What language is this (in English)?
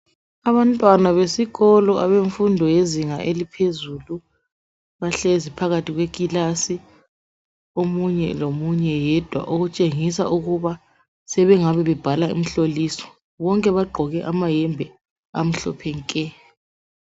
North Ndebele